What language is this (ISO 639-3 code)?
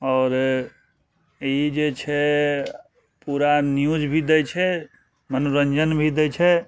mai